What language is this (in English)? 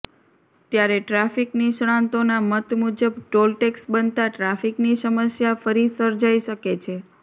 Gujarati